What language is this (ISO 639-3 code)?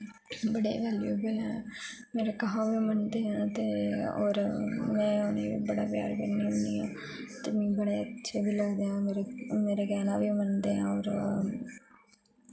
doi